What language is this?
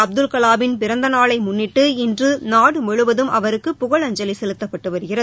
Tamil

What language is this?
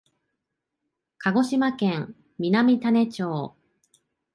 Japanese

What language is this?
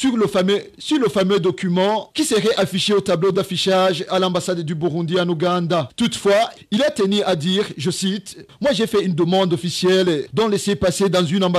French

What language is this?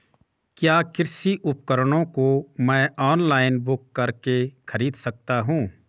Hindi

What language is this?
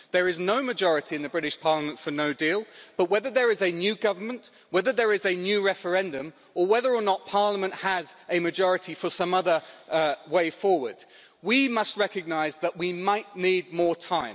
English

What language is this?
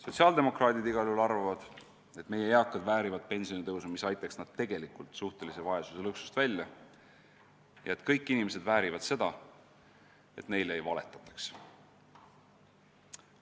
Estonian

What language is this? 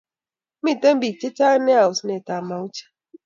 Kalenjin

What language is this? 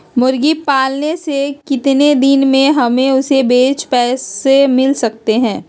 Magahi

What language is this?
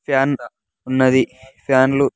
Telugu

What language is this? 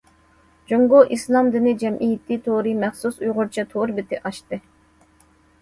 Uyghur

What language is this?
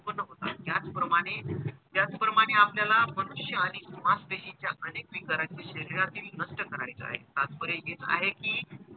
Marathi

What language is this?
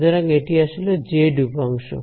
Bangla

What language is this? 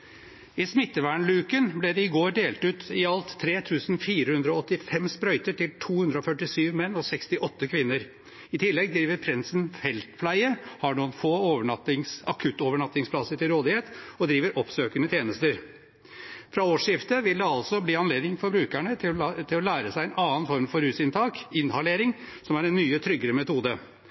Norwegian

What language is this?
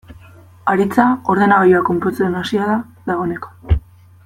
Basque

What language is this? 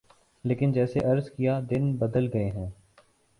Urdu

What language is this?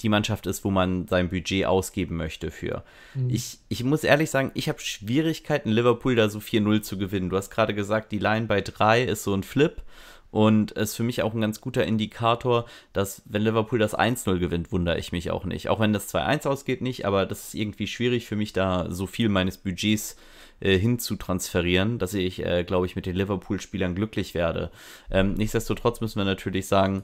German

